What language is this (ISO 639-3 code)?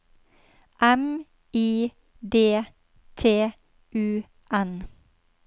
nor